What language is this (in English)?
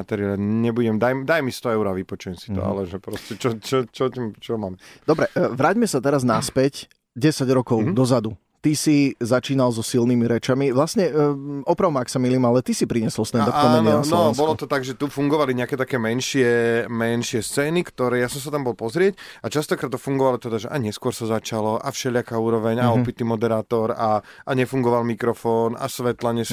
Slovak